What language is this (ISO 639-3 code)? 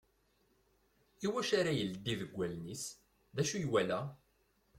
kab